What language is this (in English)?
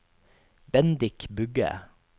Norwegian